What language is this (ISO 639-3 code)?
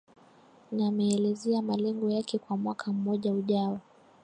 swa